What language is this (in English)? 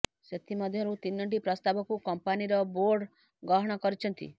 Odia